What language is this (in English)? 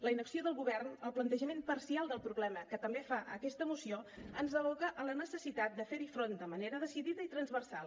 Catalan